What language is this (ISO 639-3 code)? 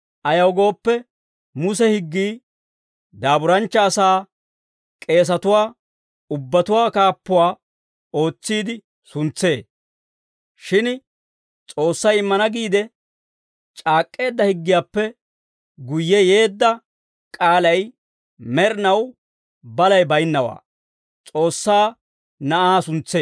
dwr